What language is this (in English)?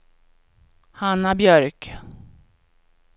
Swedish